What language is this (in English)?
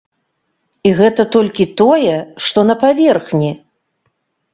Belarusian